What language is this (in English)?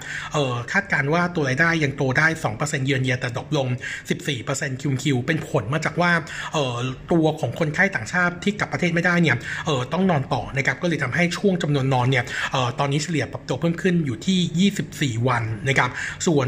Thai